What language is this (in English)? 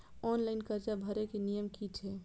Maithili